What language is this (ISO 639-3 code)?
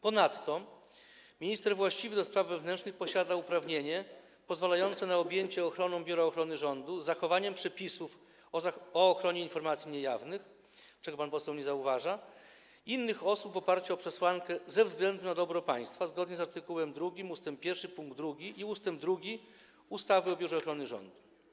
pol